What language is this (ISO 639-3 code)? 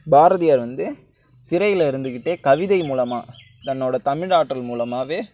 tam